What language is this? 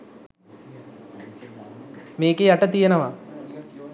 Sinhala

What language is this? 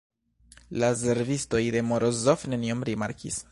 Esperanto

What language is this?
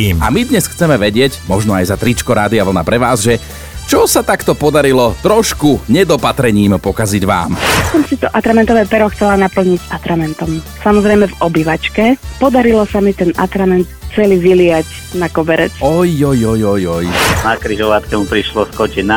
Slovak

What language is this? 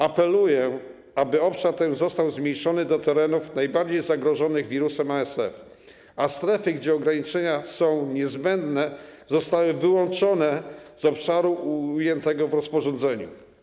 Polish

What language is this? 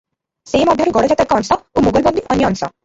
Odia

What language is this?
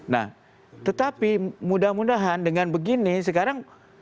Indonesian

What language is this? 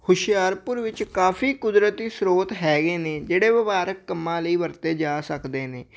Punjabi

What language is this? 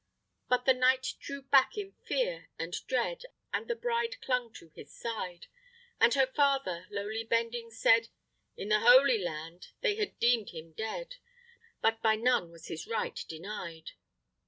English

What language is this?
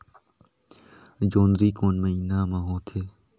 Chhattisgarhi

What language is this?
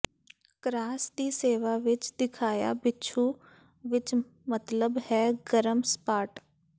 Punjabi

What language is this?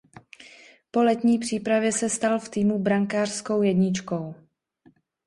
Czech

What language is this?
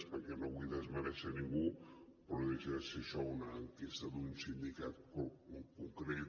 Catalan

